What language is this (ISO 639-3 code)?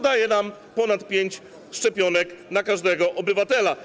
pol